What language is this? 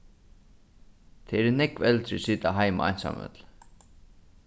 Faroese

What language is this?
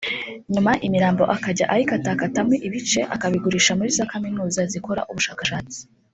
Kinyarwanda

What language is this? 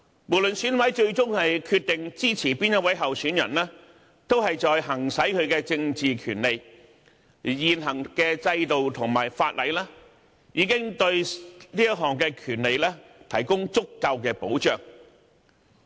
Cantonese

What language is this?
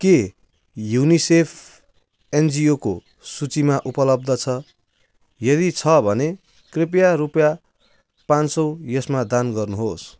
Nepali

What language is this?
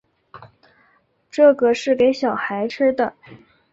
Chinese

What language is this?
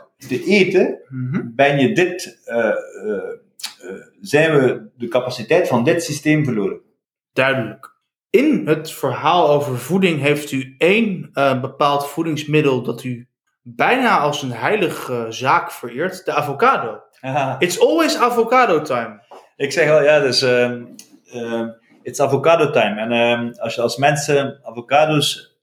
Dutch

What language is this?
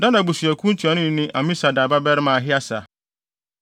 Akan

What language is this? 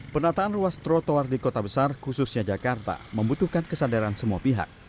Indonesian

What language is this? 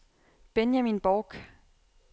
Danish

